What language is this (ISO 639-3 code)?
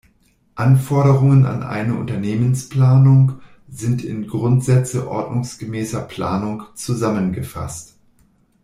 deu